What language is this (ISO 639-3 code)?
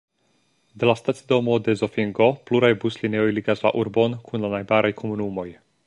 epo